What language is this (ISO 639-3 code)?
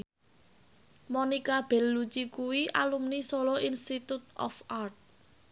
jav